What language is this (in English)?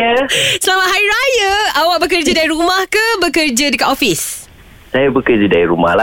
Malay